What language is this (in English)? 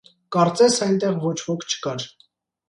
Armenian